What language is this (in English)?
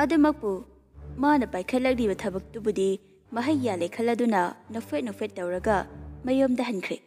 Korean